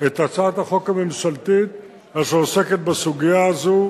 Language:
Hebrew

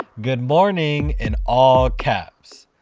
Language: English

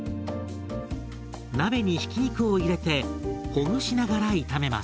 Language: Japanese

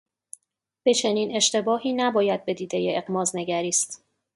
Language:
Persian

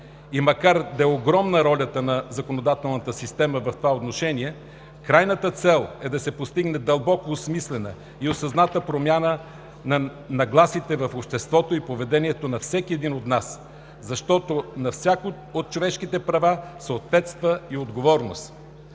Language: Bulgarian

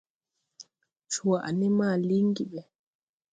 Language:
Tupuri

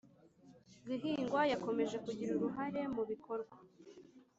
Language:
Kinyarwanda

